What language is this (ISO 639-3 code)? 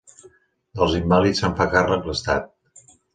cat